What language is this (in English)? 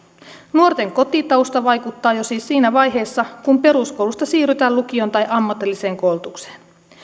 Finnish